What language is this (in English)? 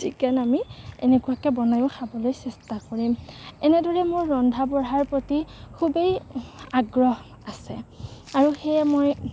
Assamese